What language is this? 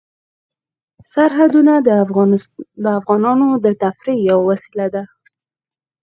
Pashto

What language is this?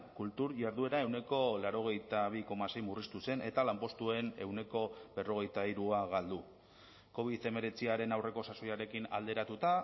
Basque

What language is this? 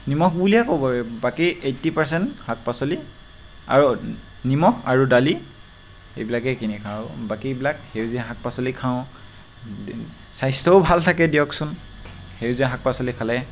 Assamese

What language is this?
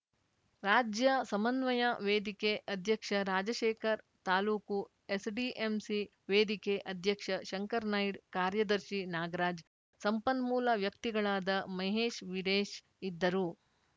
Kannada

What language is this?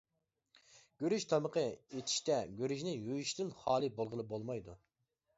Uyghur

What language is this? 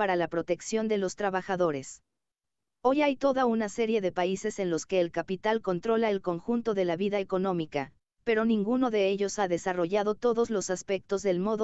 Spanish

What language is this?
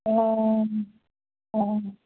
Manipuri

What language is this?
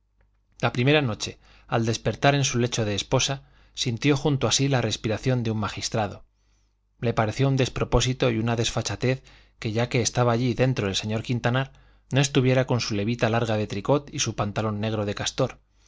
Spanish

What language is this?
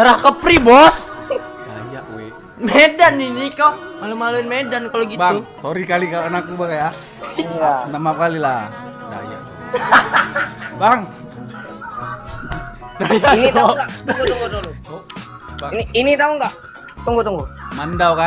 Indonesian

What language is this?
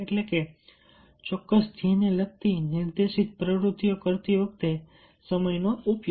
Gujarati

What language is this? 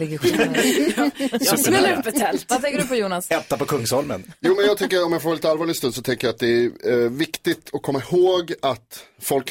Swedish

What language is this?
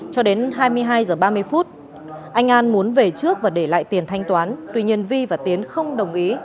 Vietnamese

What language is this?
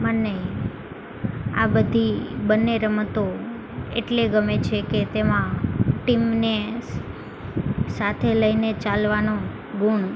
Gujarati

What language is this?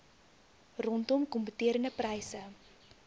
Afrikaans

